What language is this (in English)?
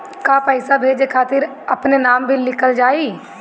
Bhojpuri